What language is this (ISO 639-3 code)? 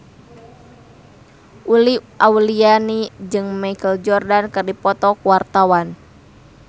sun